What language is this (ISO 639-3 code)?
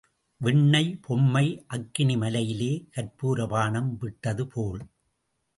tam